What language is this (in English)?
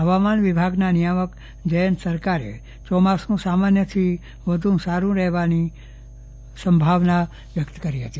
Gujarati